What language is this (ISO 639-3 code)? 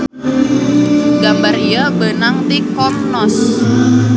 sun